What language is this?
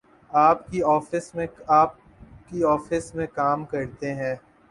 Urdu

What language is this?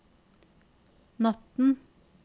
Norwegian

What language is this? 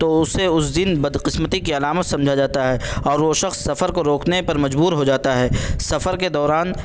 Urdu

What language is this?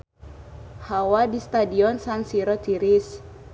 Sundanese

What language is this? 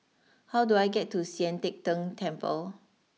English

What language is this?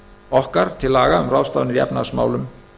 Icelandic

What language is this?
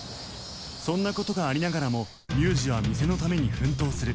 Japanese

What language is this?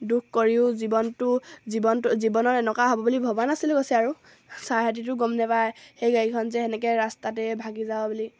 Assamese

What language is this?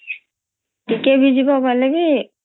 Odia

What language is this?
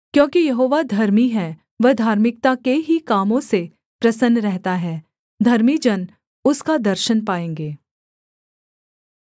Hindi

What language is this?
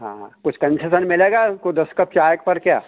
Hindi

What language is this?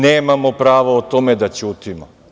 Serbian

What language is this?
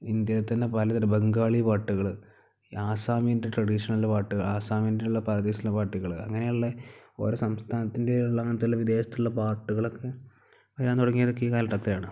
Malayalam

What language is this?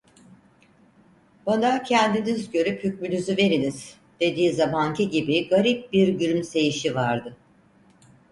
Turkish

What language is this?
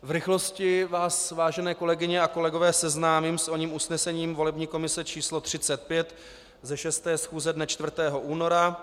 Czech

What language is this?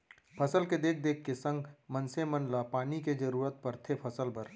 Chhattisgarhi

